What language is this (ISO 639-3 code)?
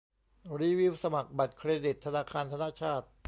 tha